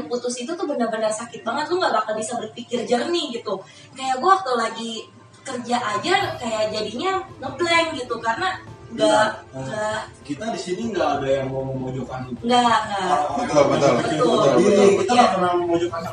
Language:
Indonesian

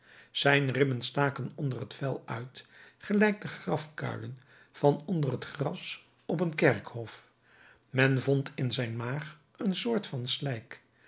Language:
Dutch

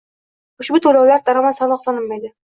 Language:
Uzbek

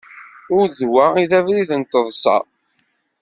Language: Kabyle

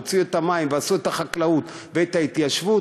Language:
Hebrew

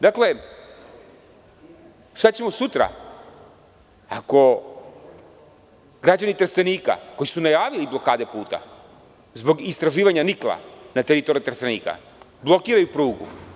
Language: Serbian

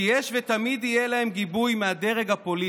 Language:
Hebrew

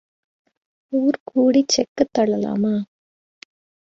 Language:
Tamil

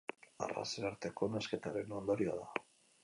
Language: Basque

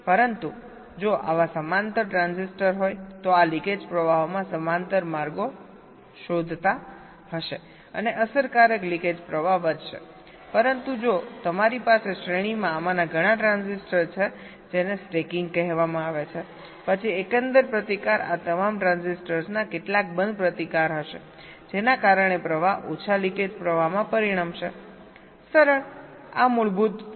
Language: Gujarati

